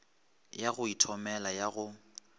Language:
Northern Sotho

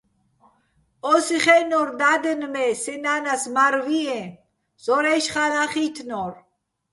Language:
Bats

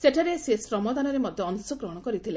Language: Odia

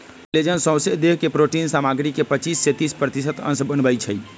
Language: Magahi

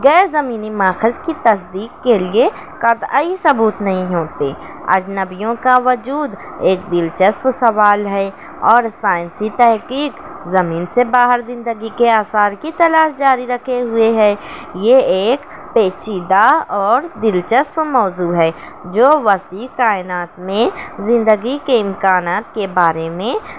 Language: Urdu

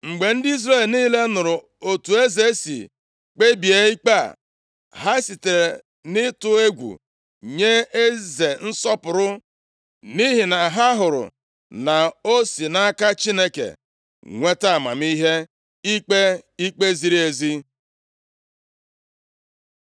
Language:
Igbo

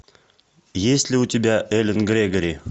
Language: Russian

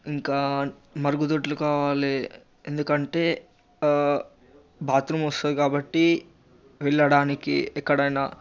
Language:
Telugu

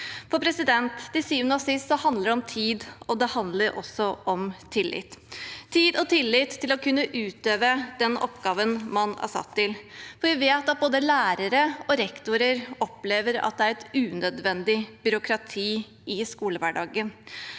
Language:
Norwegian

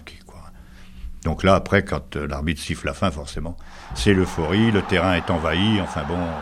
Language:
French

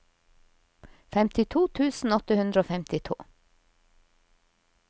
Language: Norwegian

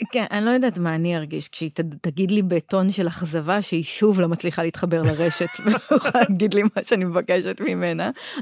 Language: Hebrew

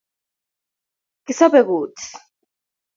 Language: Kalenjin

